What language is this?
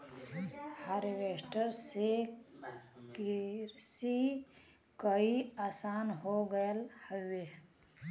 Bhojpuri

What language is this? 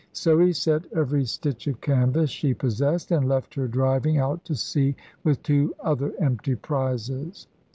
English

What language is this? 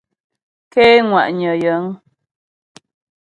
Ghomala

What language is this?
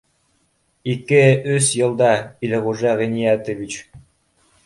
Bashkir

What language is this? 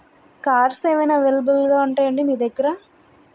Telugu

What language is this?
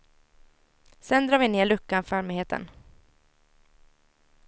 Swedish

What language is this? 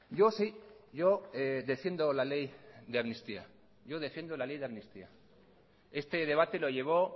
Spanish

